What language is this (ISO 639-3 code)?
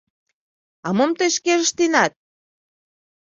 chm